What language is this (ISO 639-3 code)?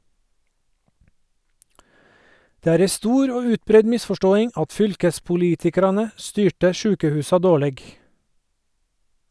nor